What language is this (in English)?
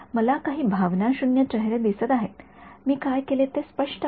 Marathi